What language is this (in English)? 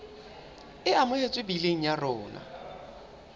Southern Sotho